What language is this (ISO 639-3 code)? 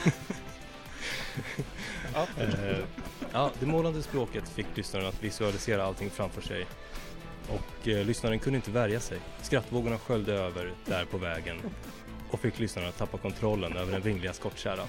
swe